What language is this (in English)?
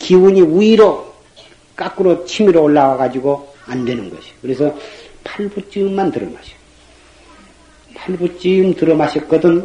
Korean